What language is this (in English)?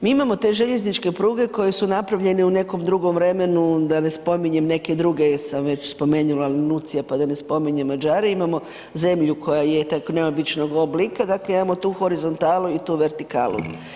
Croatian